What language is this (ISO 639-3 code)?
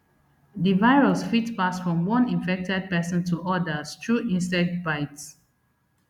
pcm